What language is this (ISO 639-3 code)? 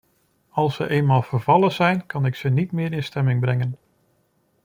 nld